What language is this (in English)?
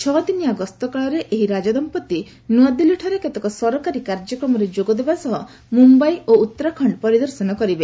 Odia